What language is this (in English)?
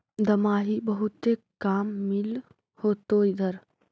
Magahi